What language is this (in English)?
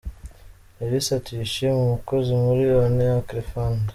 Kinyarwanda